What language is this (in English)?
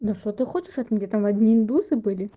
Russian